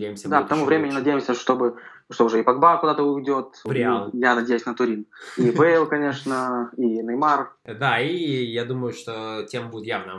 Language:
Russian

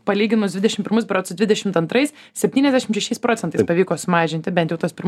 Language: Lithuanian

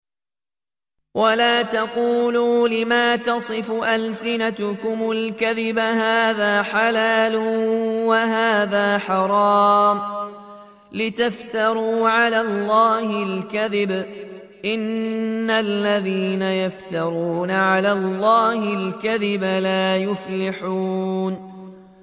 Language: Arabic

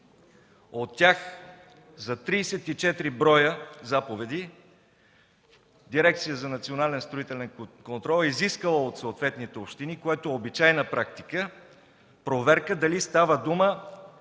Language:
Bulgarian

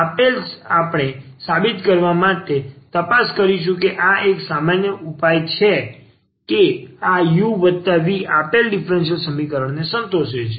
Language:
Gujarati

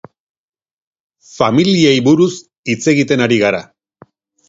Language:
Basque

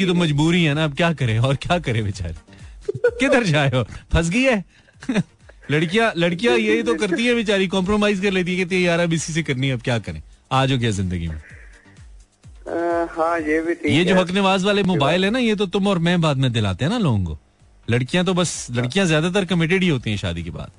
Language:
Hindi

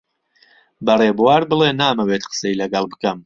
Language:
Central Kurdish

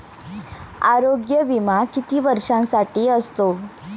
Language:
Marathi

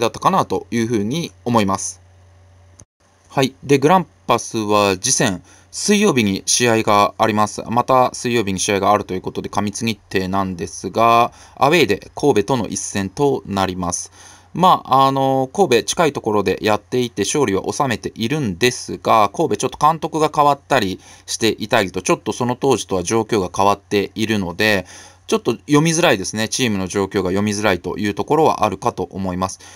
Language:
Japanese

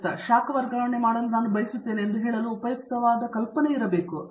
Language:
Kannada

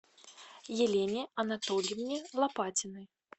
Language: Russian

